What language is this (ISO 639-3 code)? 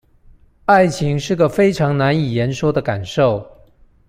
zho